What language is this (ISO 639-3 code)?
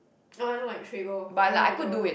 eng